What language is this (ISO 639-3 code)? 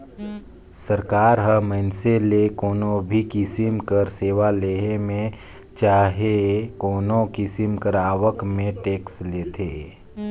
hne